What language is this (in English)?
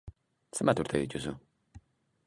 Basque